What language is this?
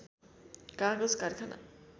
Nepali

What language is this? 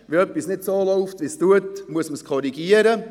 Swiss German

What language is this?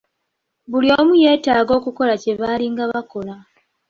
Ganda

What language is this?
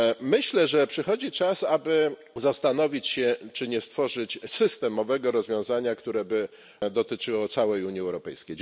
Polish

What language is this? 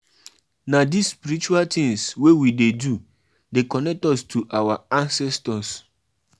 Nigerian Pidgin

